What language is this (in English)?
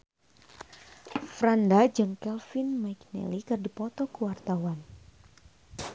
Sundanese